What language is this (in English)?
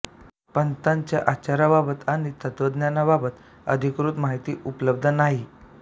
Marathi